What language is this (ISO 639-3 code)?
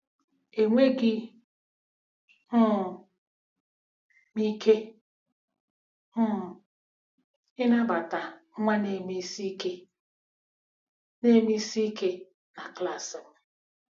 ibo